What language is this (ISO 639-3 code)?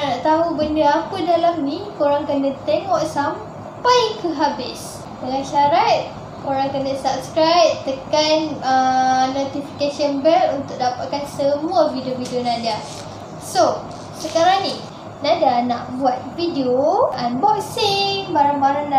msa